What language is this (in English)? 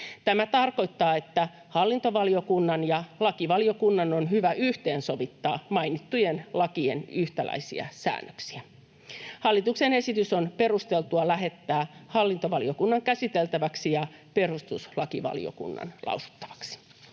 Finnish